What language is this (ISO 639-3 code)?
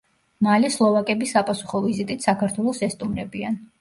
kat